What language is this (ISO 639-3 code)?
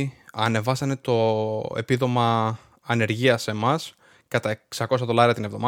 ell